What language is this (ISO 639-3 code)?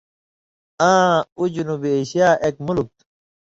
mvy